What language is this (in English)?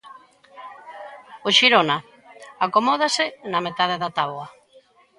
Galician